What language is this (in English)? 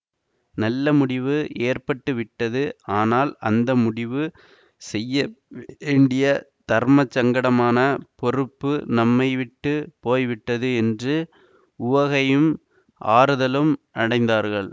Tamil